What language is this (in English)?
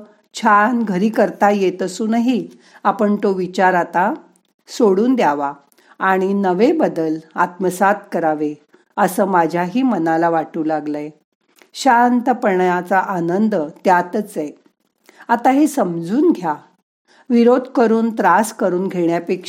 Marathi